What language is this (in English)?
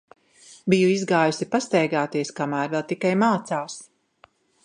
Latvian